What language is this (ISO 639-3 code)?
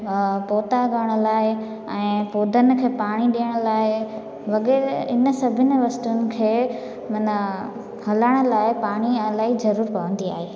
snd